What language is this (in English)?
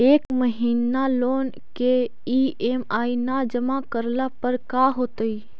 Magahi